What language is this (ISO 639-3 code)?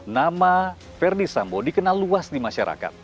ind